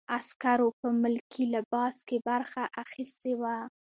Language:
Pashto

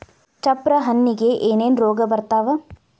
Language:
Kannada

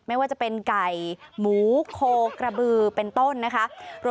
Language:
Thai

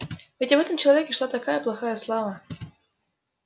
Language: Russian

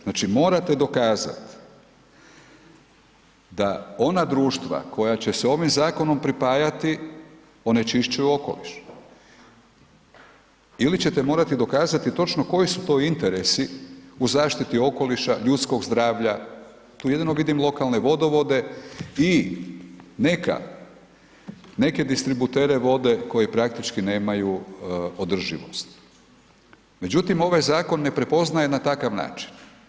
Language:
Croatian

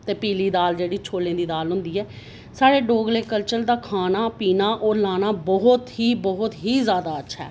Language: Dogri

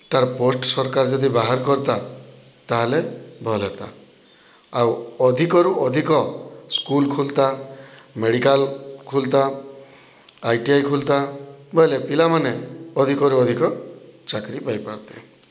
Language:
Odia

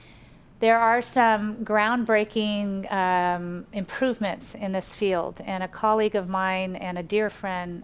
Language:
English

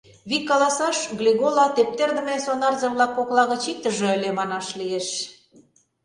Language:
Mari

